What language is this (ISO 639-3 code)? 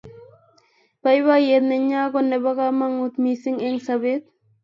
kln